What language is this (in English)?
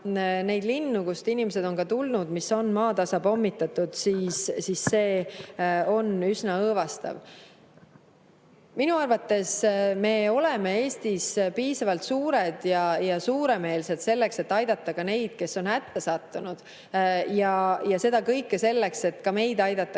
Estonian